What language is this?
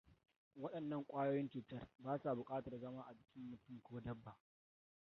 Hausa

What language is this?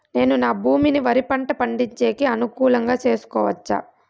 Telugu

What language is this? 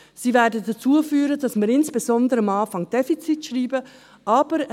Swiss German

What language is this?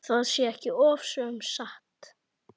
Icelandic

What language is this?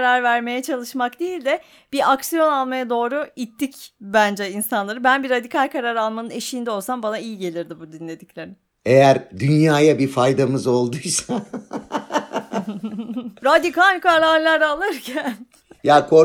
Turkish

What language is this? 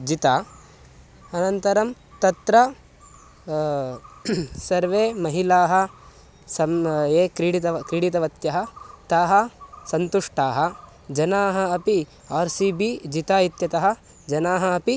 Sanskrit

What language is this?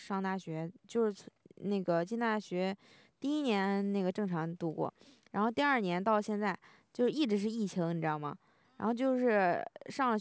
Chinese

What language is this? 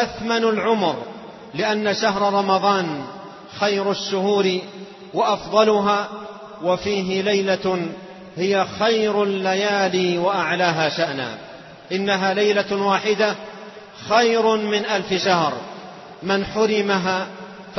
Arabic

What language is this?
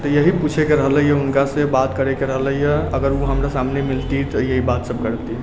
Maithili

